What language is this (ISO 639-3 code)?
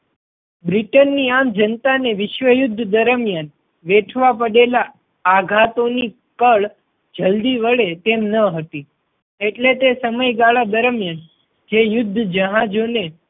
guj